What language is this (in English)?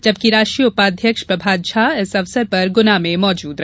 Hindi